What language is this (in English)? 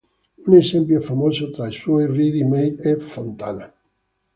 Italian